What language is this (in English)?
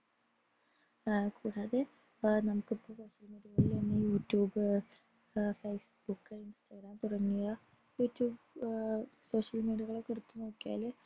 Malayalam